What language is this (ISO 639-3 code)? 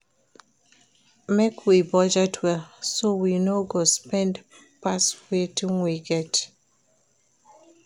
pcm